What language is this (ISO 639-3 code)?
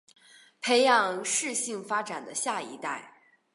zho